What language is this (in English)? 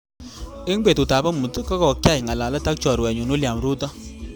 Kalenjin